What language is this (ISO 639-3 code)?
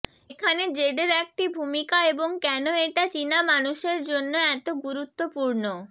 ben